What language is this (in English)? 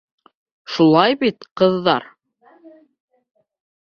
Bashkir